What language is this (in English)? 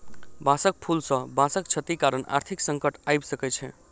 Maithili